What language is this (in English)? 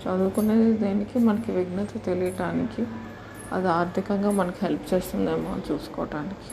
Telugu